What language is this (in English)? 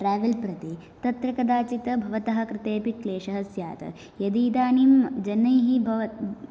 Sanskrit